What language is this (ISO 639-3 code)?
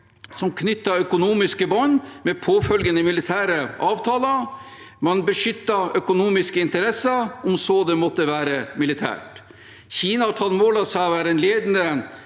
nor